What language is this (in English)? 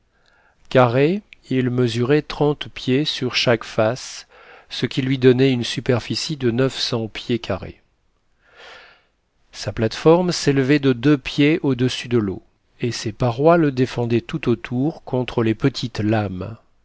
French